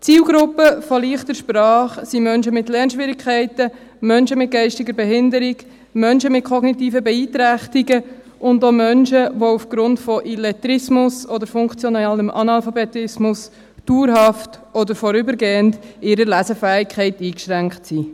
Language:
Swiss German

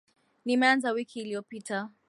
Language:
Swahili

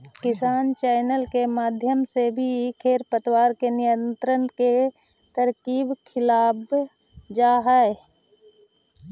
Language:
Magahi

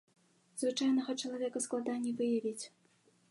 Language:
Belarusian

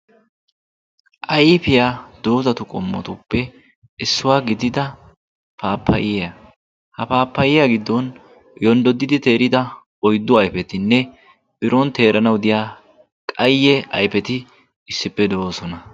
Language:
Wolaytta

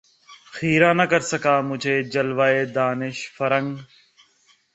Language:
Urdu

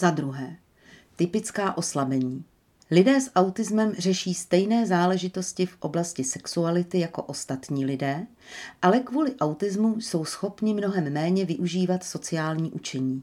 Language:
Czech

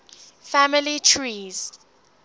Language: English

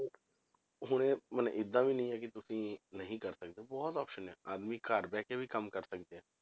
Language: Punjabi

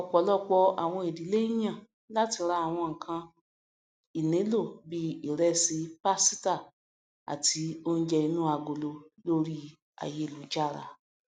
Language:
Yoruba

